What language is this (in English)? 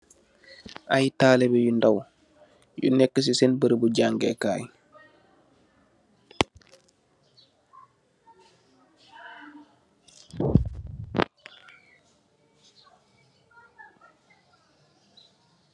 Wolof